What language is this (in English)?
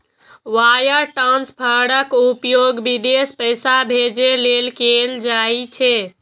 Maithili